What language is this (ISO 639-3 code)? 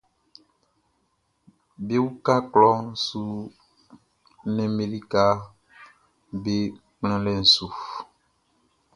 bci